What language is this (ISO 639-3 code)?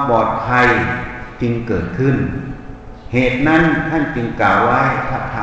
tha